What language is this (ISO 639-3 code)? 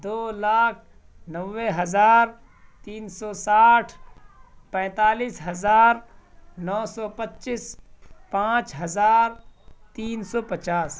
urd